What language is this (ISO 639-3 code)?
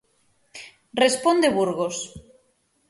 glg